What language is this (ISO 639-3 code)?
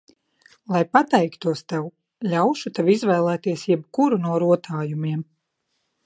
lav